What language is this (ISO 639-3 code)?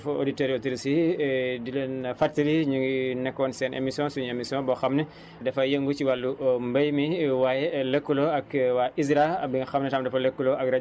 wol